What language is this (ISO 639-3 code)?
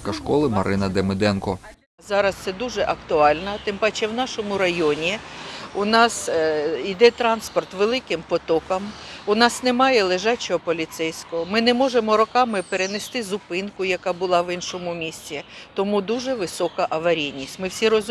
ukr